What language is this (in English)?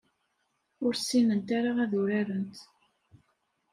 Kabyle